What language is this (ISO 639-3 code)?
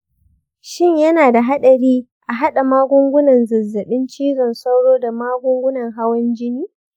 hau